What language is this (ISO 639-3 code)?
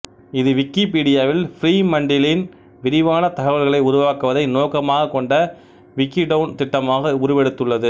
tam